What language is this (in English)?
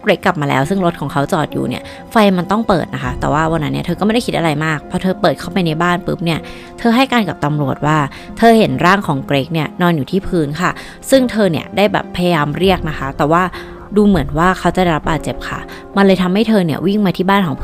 Thai